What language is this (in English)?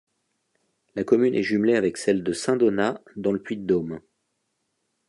French